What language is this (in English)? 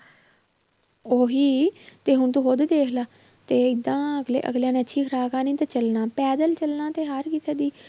Punjabi